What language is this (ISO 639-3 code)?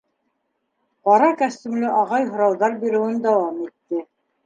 bak